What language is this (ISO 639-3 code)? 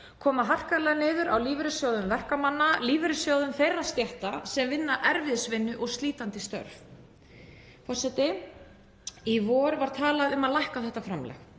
isl